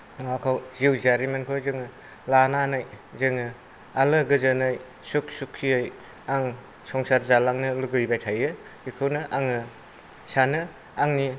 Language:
Bodo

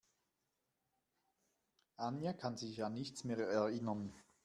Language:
German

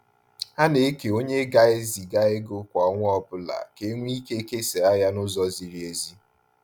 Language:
Igbo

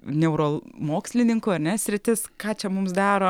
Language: Lithuanian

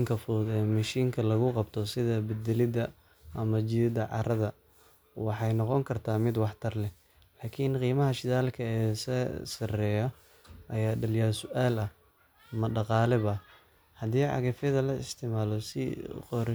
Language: Somali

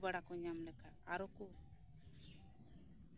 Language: Santali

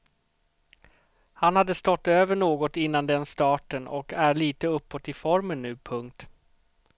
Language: Swedish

